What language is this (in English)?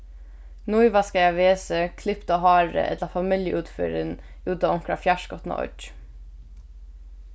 Faroese